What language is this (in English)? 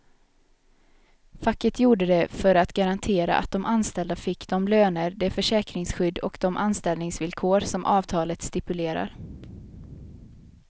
Swedish